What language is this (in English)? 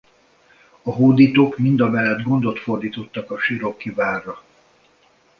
Hungarian